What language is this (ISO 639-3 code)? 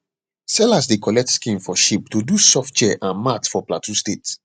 pcm